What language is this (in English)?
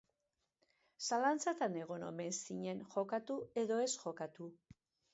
Basque